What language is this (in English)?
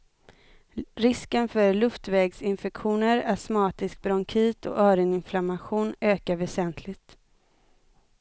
Swedish